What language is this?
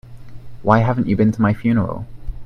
English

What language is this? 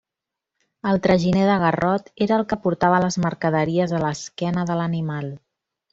Catalan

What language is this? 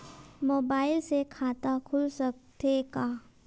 Chhattisgarhi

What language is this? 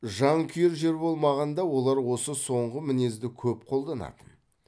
Kazakh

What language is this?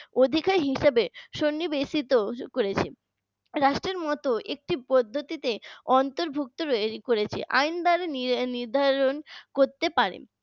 Bangla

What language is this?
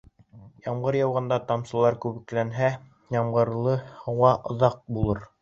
Bashkir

